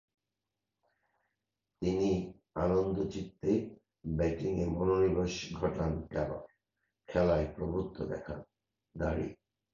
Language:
Bangla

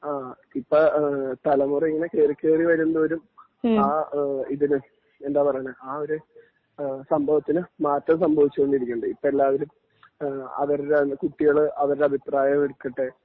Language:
Malayalam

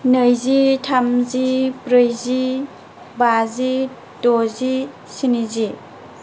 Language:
Bodo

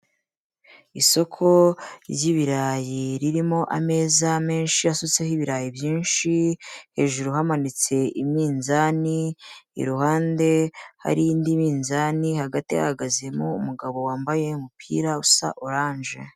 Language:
Kinyarwanda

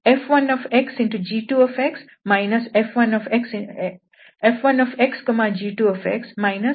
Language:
Kannada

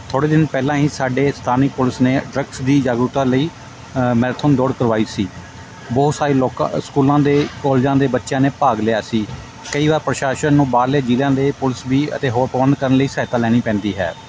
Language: Punjabi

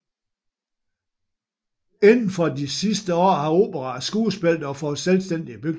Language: Danish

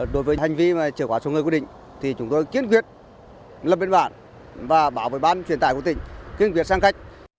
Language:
Vietnamese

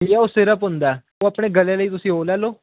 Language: Punjabi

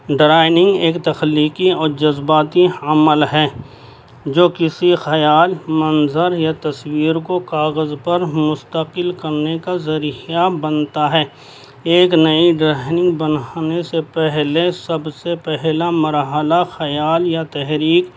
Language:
Urdu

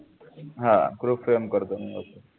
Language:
Marathi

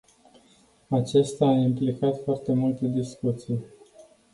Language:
Romanian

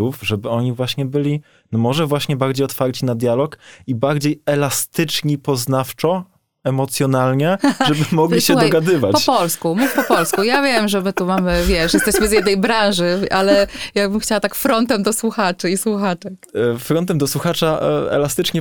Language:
Polish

